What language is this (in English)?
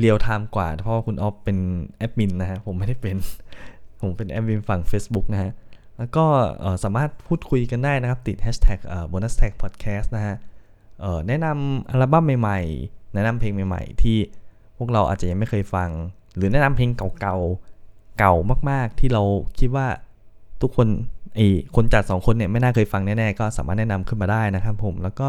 Thai